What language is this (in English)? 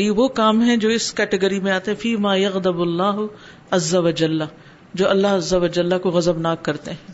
Urdu